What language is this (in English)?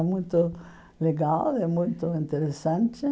Portuguese